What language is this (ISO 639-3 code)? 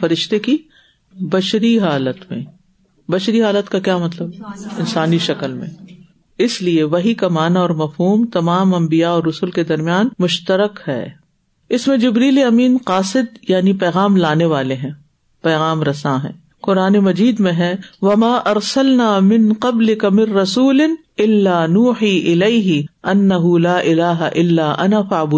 urd